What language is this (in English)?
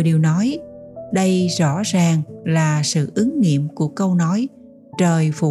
Vietnamese